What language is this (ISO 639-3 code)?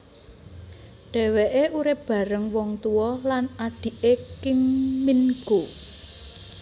jav